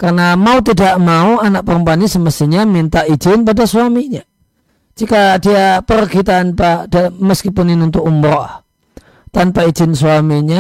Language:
Indonesian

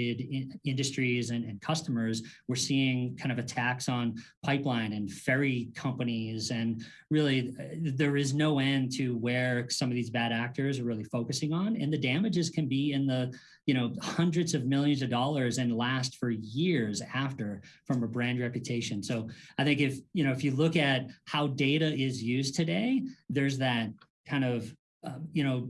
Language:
English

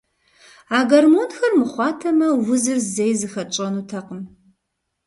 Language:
Kabardian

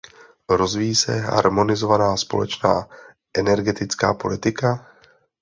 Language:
Czech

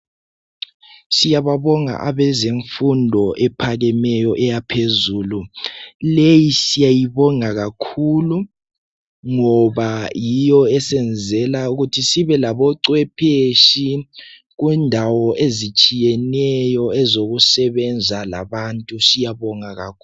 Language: North Ndebele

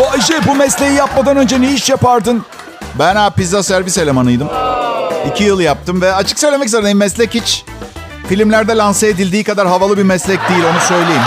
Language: Turkish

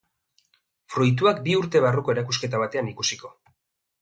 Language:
Basque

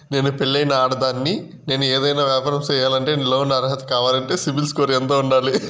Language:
Telugu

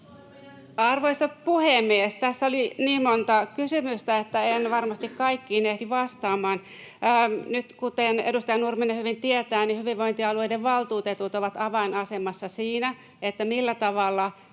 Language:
Finnish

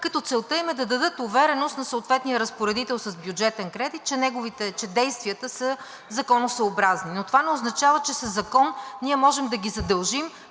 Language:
Bulgarian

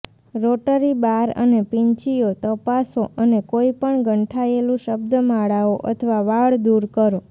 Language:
Gujarati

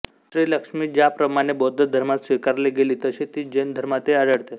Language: Marathi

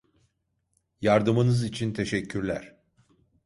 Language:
Turkish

